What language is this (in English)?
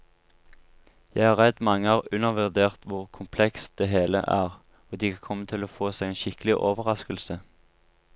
Norwegian